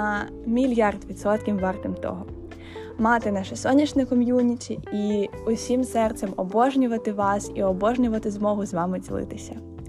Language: Ukrainian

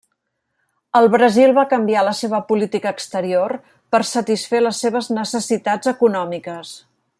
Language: Catalan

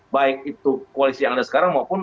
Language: Indonesian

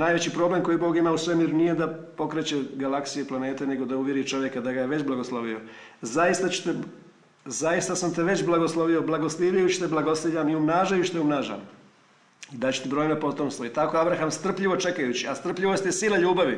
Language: Croatian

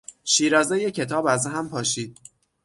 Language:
Persian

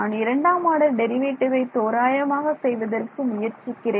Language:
Tamil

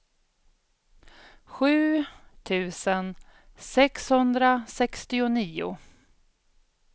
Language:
Swedish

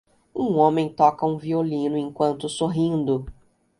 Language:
Portuguese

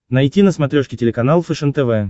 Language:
Russian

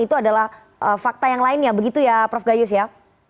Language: Indonesian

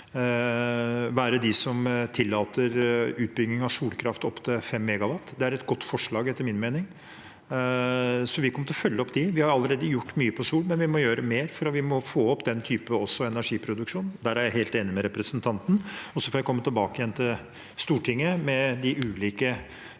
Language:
Norwegian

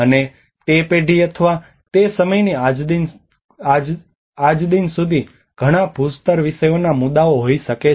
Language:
Gujarati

